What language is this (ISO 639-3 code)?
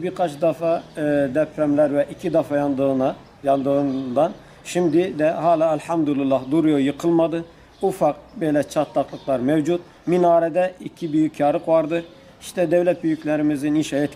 tur